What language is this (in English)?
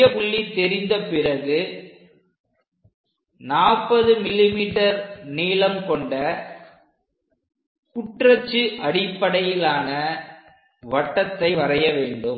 Tamil